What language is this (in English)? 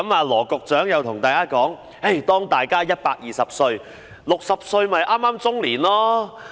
Cantonese